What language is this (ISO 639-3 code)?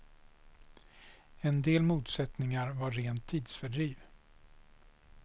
swe